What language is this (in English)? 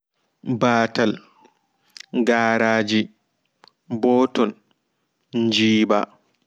Fula